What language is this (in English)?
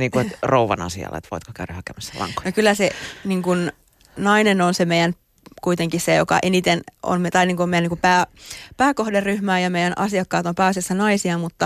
Finnish